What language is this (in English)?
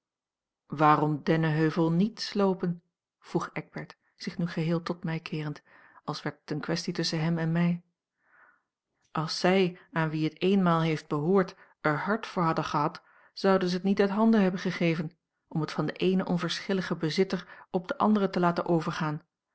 Dutch